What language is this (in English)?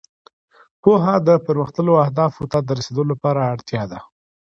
Pashto